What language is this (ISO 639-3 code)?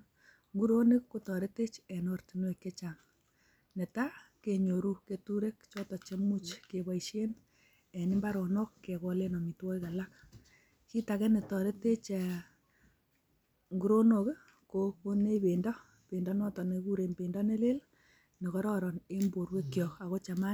kln